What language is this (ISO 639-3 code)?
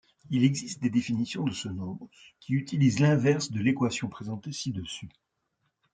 fra